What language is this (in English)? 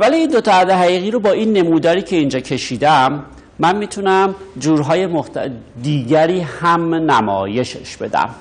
Persian